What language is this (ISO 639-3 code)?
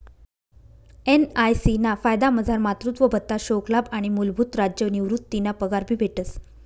mar